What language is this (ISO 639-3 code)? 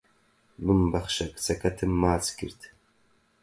ckb